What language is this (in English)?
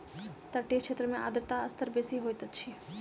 Maithili